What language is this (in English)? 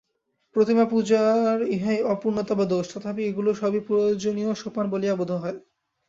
Bangla